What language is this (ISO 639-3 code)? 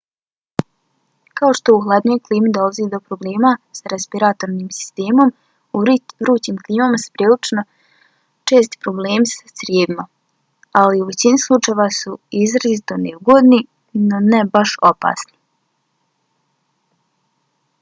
bos